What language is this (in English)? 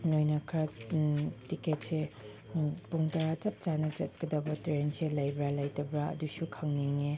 Manipuri